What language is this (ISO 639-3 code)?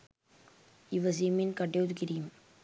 sin